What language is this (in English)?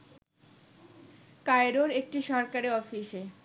Bangla